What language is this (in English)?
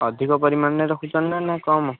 Odia